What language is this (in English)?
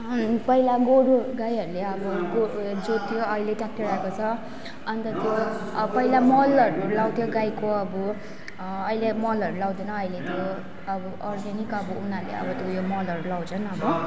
Nepali